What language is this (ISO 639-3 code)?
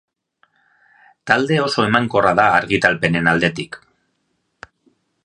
eus